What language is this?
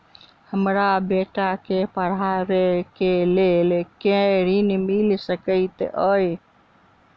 Maithili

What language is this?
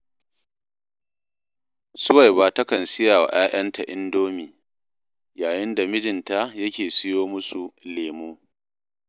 Hausa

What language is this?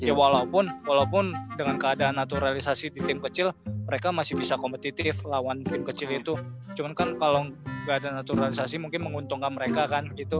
Indonesian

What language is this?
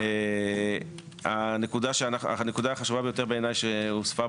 Hebrew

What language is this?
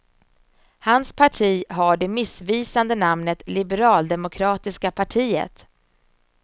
Swedish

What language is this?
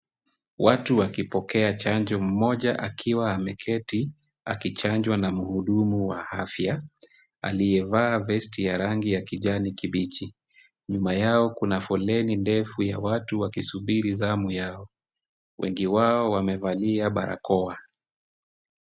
Swahili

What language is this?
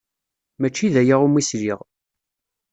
Kabyle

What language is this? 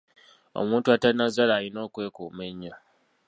Ganda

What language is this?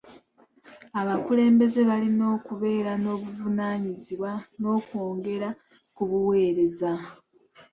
Ganda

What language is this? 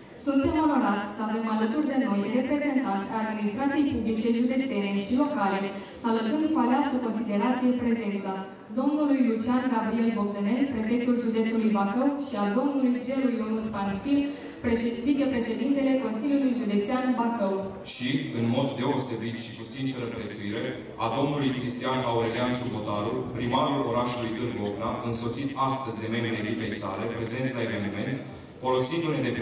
Romanian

